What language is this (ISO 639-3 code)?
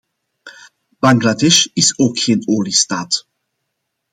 nld